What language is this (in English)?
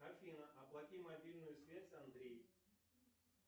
Russian